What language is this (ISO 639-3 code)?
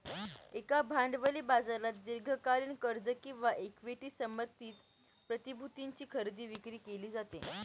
mar